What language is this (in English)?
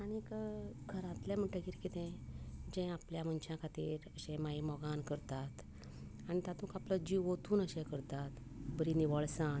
Konkani